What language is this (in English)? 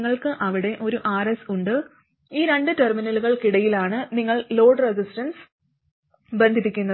Malayalam